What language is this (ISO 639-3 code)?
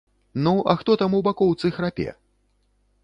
bel